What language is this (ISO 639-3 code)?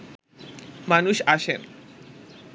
ben